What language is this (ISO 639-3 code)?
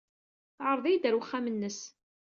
kab